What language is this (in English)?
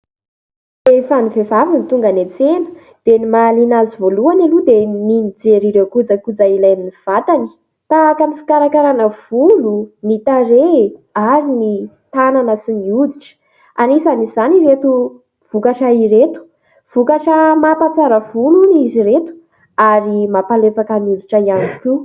Malagasy